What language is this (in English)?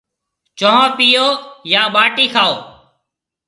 Marwari (Pakistan)